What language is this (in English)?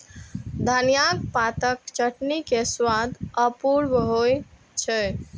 Maithili